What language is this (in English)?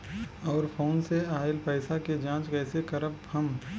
Bhojpuri